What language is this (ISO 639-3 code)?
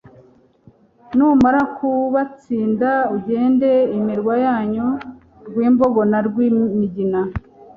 kin